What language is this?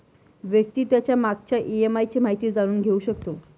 Marathi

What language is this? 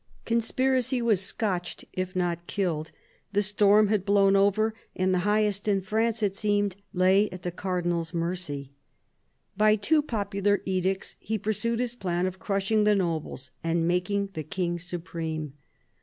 English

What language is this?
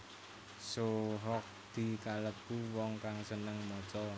Javanese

